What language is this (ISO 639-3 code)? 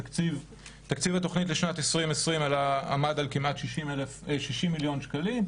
heb